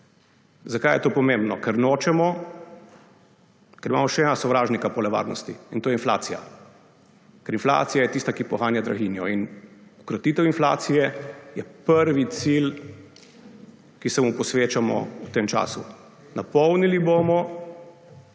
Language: Slovenian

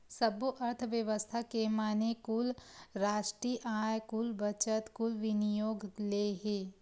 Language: Chhattisgarhi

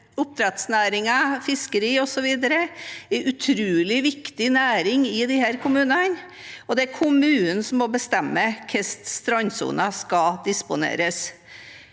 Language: Norwegian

